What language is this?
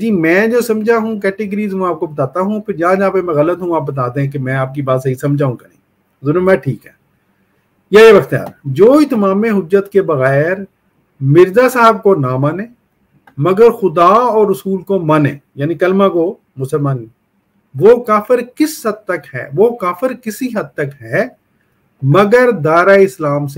Hindi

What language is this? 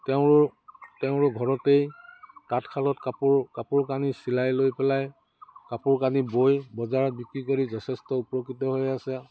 Assamese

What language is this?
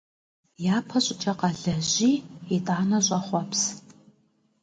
Kabardian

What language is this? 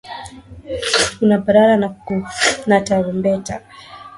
Swahili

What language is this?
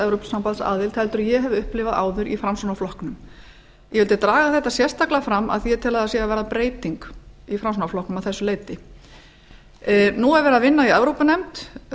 Icelandic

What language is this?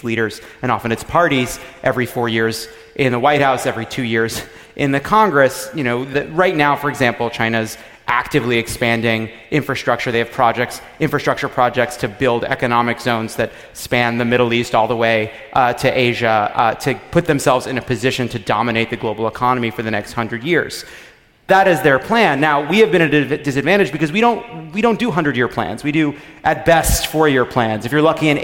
English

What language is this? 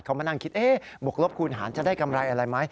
Thai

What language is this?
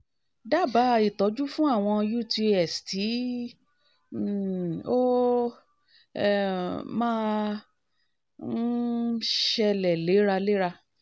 Yoruba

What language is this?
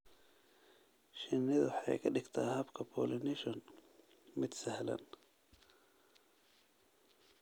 Somali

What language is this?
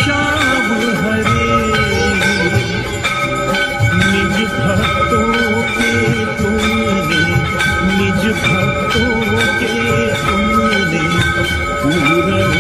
Arabic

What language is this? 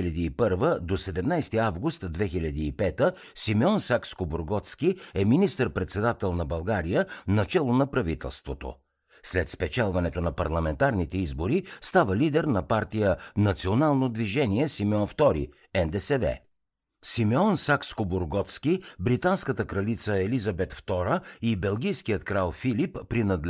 Bulgarian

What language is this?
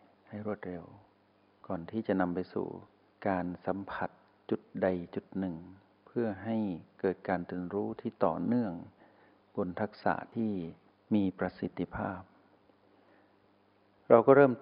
Thai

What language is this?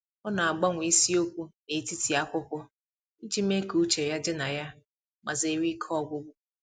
Igbo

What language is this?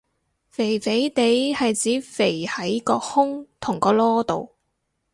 Cantonese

